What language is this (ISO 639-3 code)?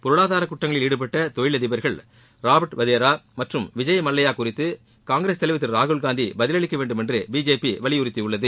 tam